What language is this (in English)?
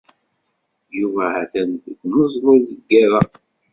Kabyle